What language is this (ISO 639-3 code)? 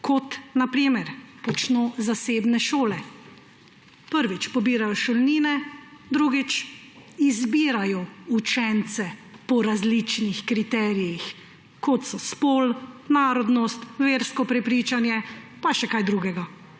slv